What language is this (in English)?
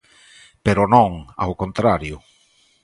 Galician